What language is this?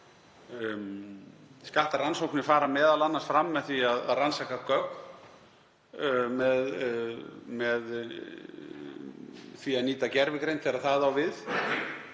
Icelandic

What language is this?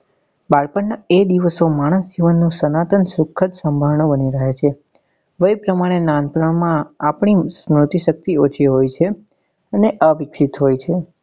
Gujarati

